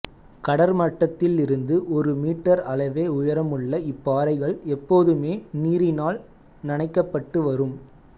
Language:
Tamil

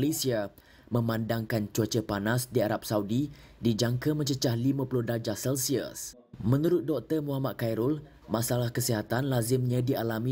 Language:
Malay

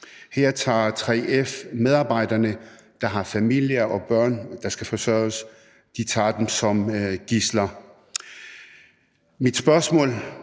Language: Danish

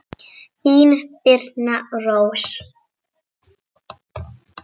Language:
Icelandic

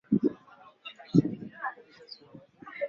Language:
Swahili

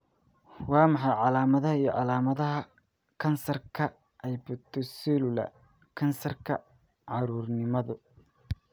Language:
Somali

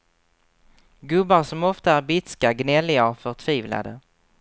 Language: Swedish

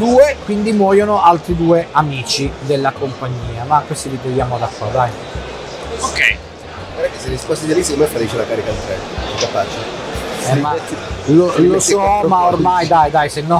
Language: Italian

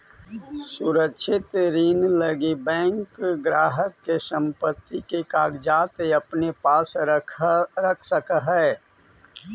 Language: Magahi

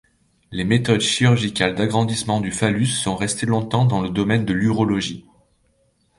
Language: French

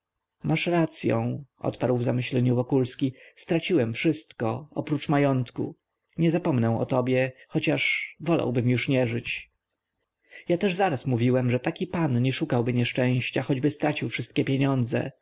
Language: Polish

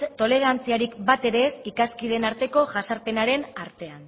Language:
Basque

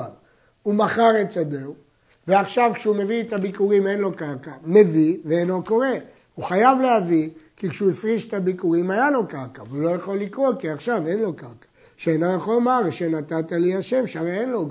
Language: Hebrew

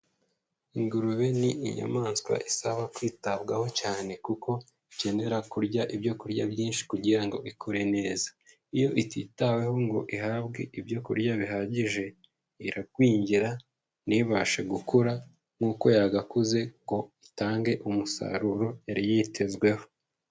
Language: Kinyarwanda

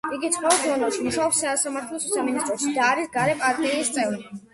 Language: Georgian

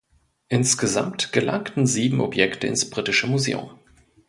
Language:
German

